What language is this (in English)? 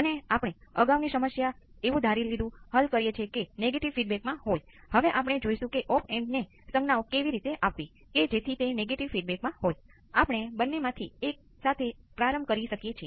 Gujarati